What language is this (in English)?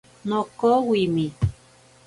Ashéninka Perené